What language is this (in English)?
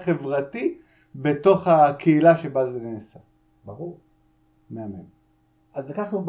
Hebrew